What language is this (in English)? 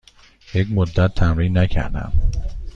Persian